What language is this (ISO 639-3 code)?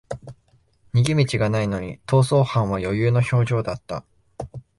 jpn